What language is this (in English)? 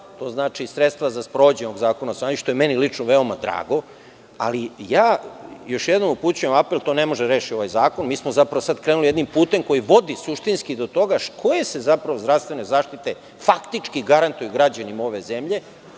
Serbian